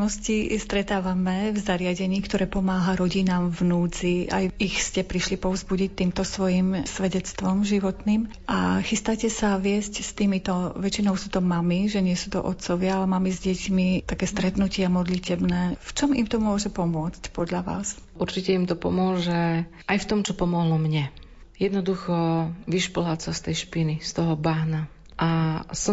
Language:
Slovak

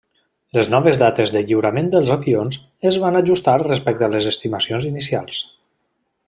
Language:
Catalan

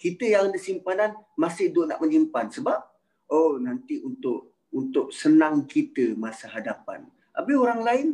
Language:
Malay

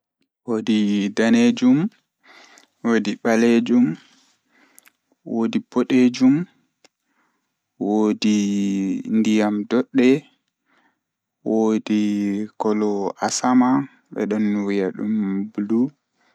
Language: Fula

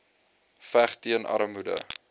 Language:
Afrikaans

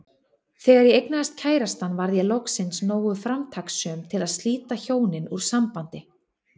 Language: Icelandic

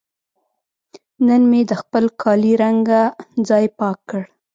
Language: Pashto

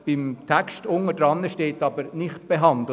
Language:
Swiss German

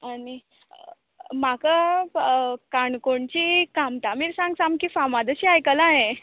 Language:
Konkani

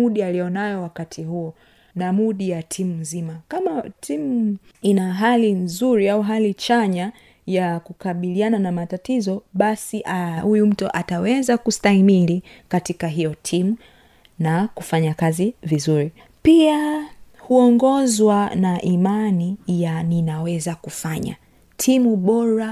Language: Swahili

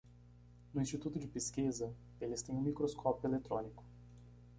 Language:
Portuguese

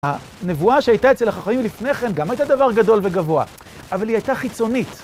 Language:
Hebrew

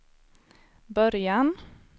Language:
Swedish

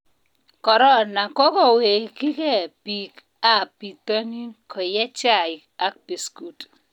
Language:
Kalenjin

